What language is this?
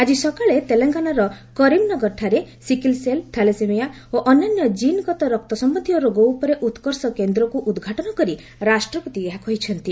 Odia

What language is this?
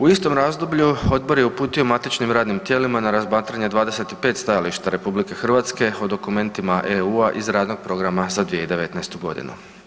Croatian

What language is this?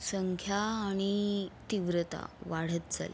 Marathi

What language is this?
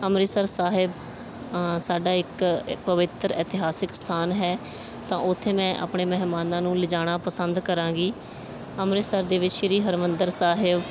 Punjabi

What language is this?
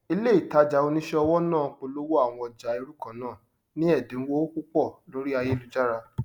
Yoruba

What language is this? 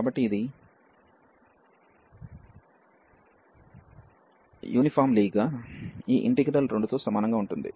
Telugu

